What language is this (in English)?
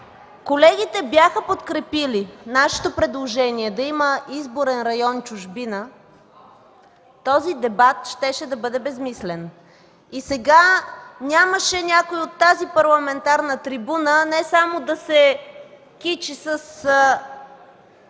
Bulgarian